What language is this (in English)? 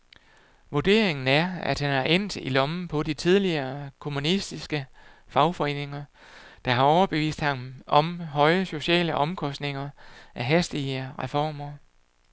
Danish